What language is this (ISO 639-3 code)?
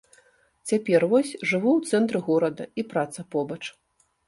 bel